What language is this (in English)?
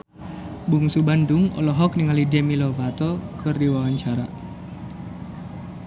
Sundanese